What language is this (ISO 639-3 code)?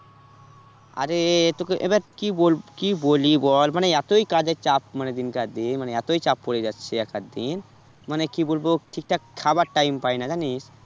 ben